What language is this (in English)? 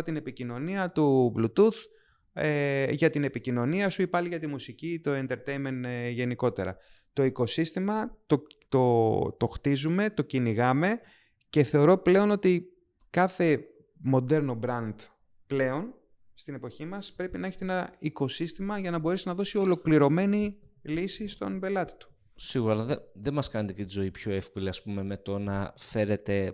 Greek